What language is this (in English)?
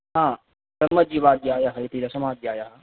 Sanskrit